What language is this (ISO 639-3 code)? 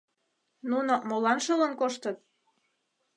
chm